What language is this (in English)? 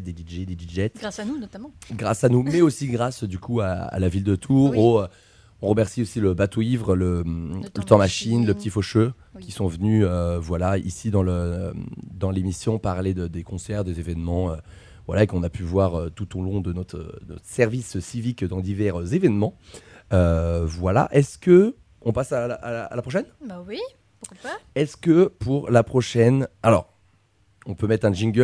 French